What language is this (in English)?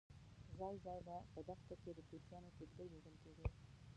Pashto